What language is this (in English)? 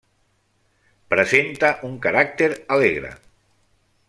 Catalan